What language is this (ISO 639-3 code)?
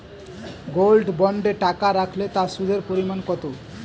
ben